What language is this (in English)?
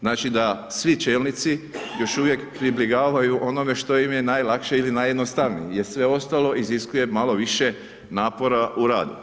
Croatian